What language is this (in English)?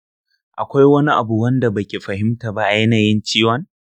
Hausa